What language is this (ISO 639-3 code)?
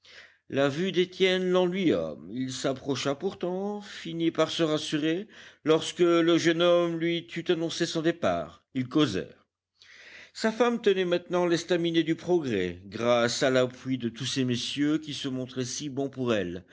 fra